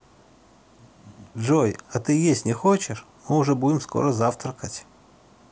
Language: Russian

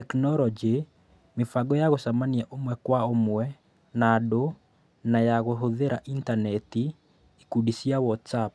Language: Kikuyu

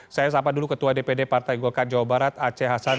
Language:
Indonesian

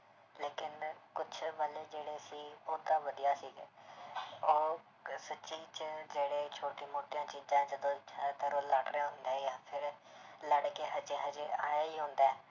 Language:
Punjabi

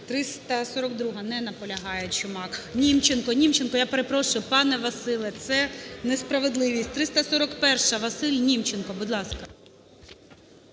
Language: Ukrainian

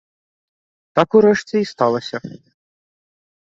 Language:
Belarusian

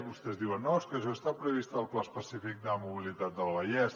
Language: Catalan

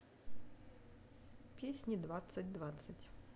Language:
Russian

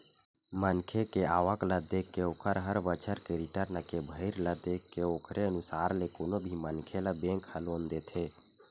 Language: Chhattisgarhi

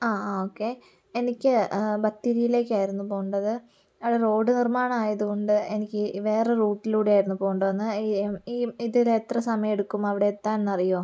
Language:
Malayalam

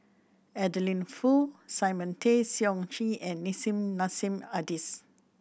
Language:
English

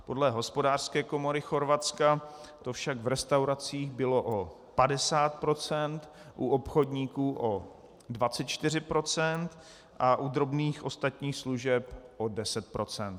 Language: Czech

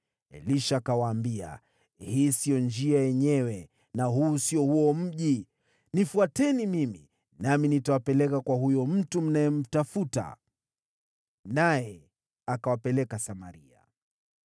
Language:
Swahili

